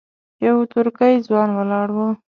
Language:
Pashto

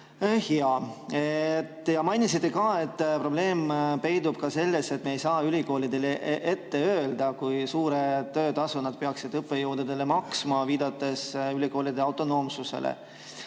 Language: Estonian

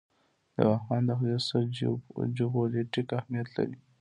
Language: Pashto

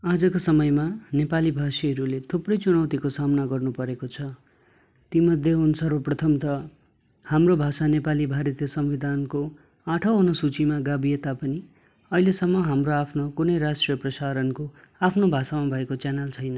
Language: Nepali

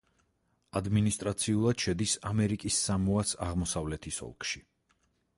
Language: Georgian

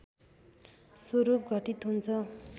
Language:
Nepali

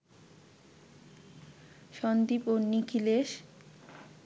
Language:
Bangla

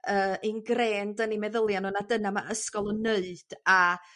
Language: Welsh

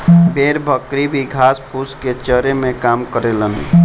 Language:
Bhojpuri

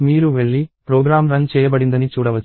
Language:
Telugu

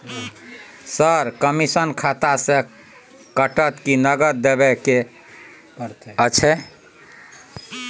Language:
Maithili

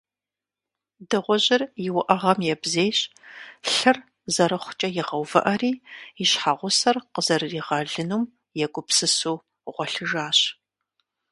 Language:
Kabardian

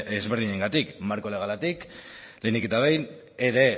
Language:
Basque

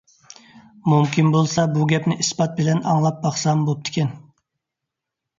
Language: Uyghur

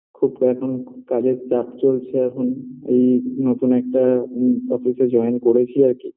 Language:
Bangla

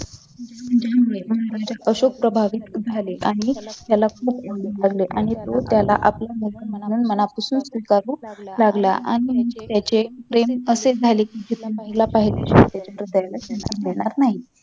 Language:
Marathi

